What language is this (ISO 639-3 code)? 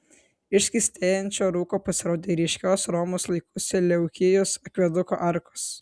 lit